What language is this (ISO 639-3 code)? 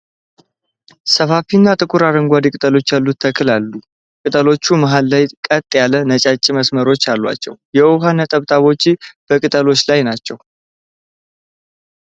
amh